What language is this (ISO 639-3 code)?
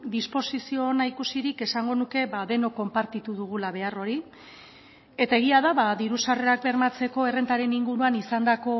eus